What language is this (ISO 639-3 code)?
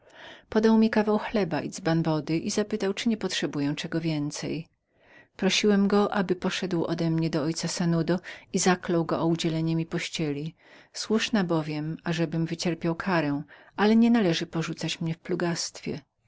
pol